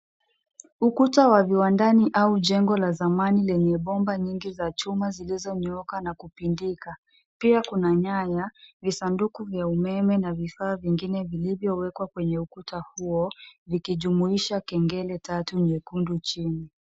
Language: Swahili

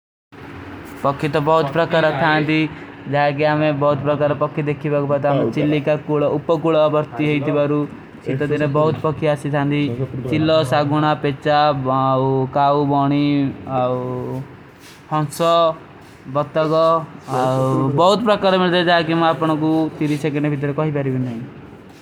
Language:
Kui (India)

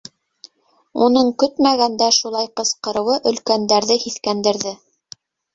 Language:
Bashkir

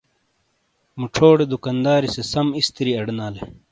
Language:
Shina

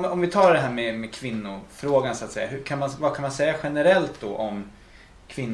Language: Swedish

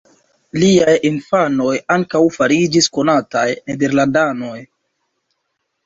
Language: Esperanto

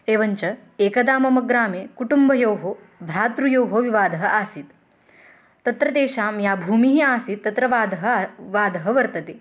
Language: Sanskrit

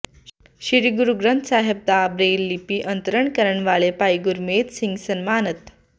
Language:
Punjabi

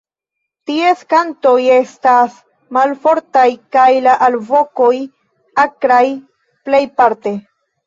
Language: Esperanto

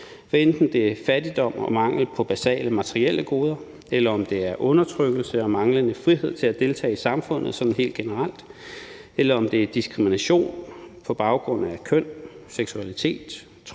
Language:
Danish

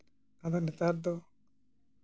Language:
Santali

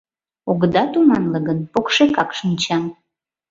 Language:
Mari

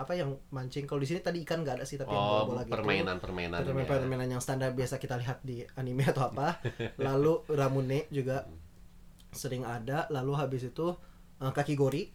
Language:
Indonesian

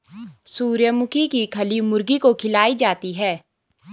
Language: Hindi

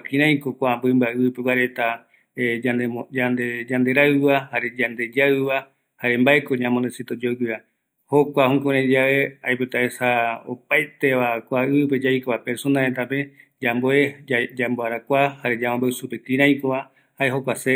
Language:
Eastern Bolivian Guaraní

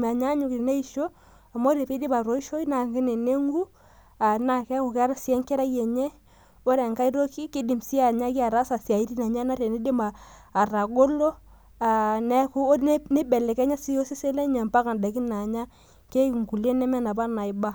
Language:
Masai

